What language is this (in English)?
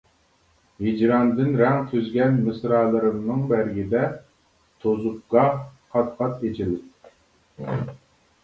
Uyghur